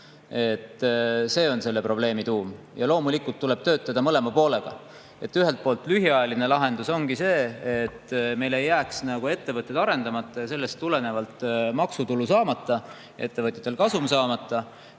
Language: Estonian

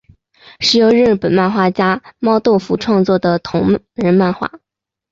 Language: Chinese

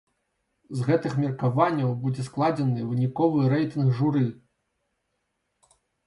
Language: Belarusian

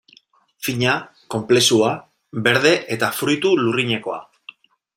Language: Basque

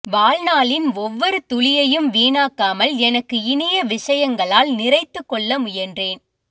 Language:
Tamil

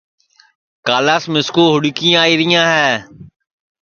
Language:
Sansi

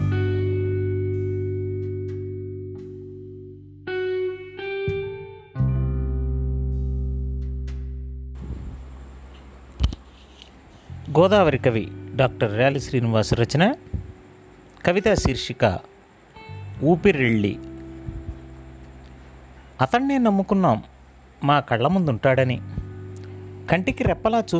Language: Telugu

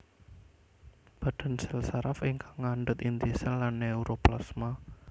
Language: Javanese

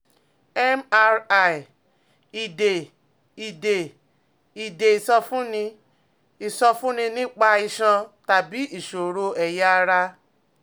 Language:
Yoruba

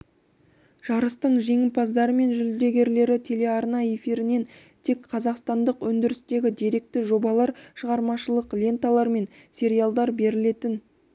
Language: Kazakh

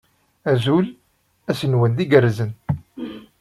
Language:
Kabyle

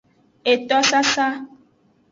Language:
Aja (Benin)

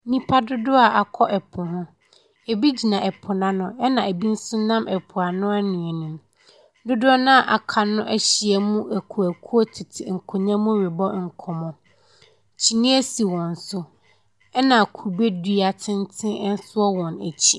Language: Akan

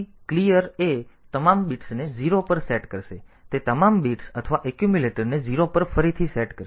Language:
Gujarati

